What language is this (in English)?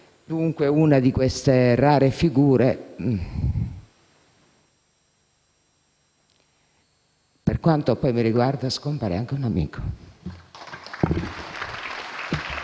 Italian